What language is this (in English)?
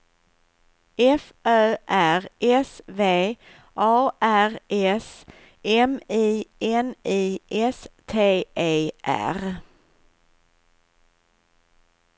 Swedish